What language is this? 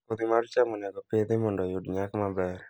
Luo (Kenya and Tanzania)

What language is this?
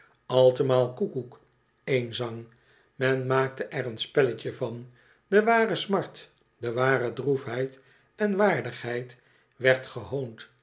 Dutch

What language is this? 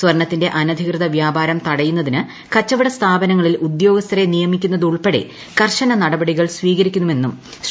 Malayalam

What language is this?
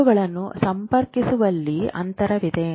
Kannada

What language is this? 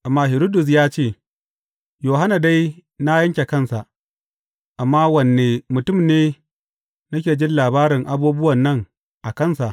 Hausa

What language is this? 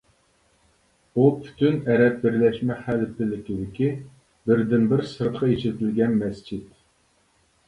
Uyghur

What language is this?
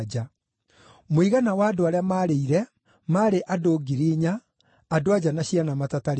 Kikuyu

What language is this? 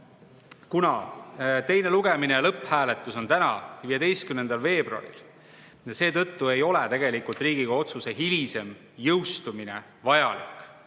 Estonian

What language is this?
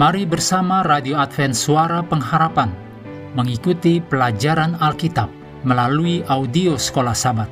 Indonesian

